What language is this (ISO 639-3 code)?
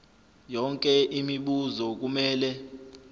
zul